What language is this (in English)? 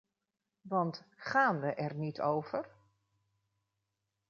Dutch